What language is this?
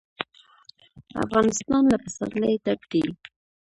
Pashto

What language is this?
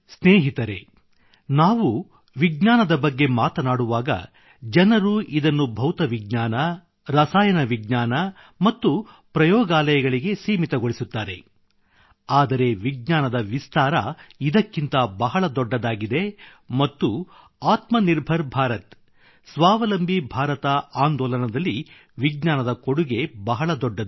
Kannada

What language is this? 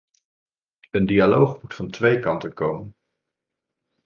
Dutch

